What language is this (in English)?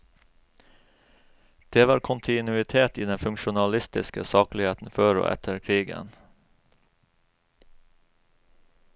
Norwegian